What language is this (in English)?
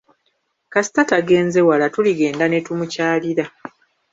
Ganda